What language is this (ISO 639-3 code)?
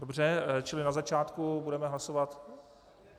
ces